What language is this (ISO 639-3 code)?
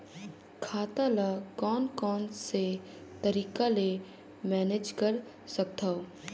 hne